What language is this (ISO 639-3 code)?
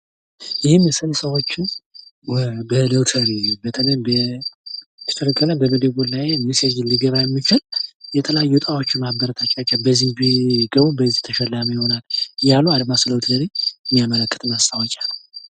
amh